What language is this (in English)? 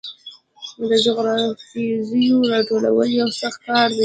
Pashto